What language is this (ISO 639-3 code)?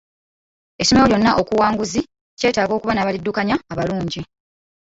lug